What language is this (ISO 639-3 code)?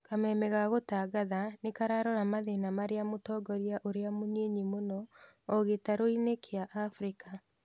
kik